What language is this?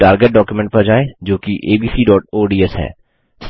Hindi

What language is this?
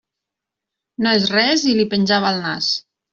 Catalan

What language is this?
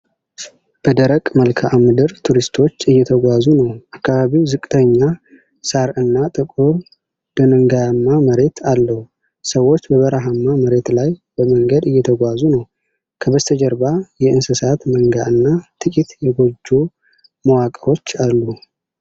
Amharic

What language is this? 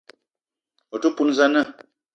Eton (Cameroon)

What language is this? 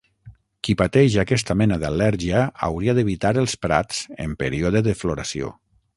Catalan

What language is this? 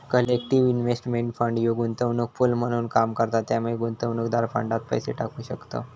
Marathi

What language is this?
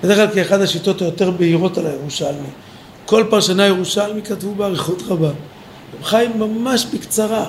Hebrew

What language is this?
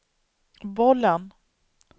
Swedish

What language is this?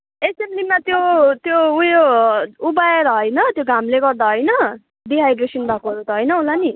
Nepali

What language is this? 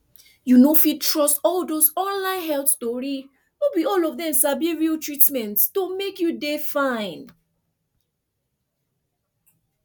Nigerian Pidgin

